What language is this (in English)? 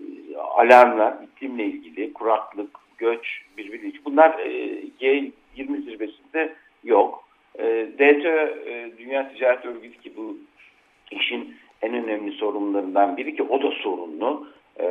Turkish